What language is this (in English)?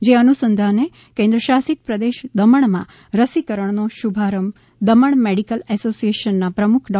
Gujarati